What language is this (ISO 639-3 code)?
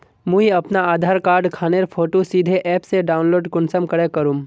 mag